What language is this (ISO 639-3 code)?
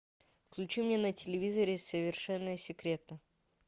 rus